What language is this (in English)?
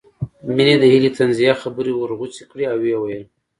Pashto